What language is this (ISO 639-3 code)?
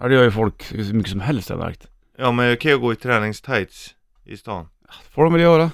swe